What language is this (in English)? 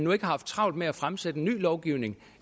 Danish